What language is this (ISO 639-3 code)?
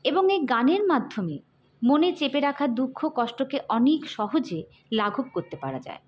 ben